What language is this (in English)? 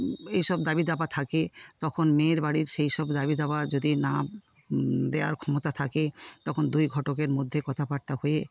Bangla